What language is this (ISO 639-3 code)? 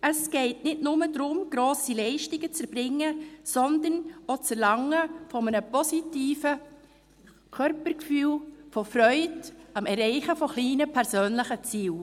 gsw